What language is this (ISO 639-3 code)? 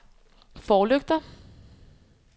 dan